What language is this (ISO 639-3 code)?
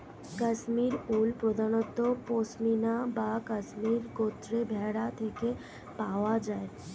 ben